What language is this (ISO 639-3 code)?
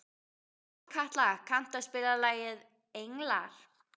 isl